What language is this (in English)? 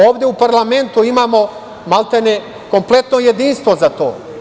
Serbian